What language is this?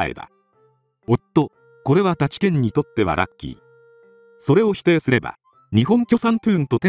Japanese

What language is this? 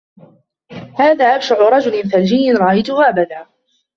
Arabic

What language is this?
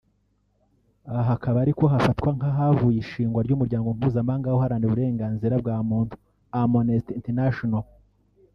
Kinyarwanda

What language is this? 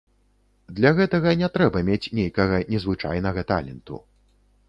Belarusian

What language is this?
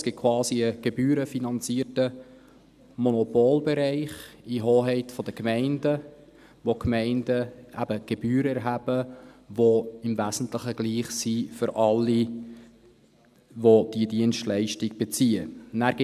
Swiss German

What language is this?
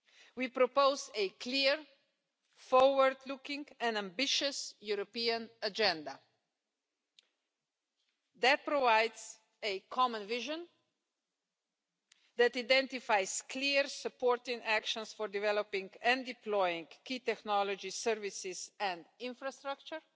English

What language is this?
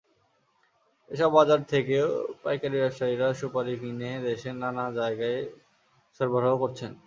Bangla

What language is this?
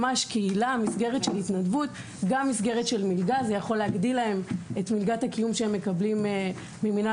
Hebrew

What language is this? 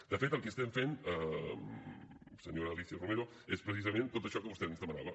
Catalan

